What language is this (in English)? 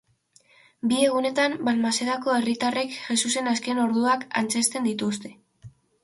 Basque